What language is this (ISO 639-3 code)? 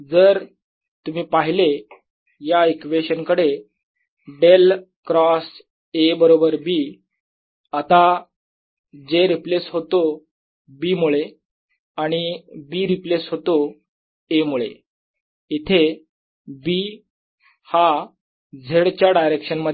mar